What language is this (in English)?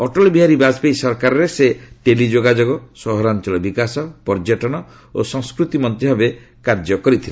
Odia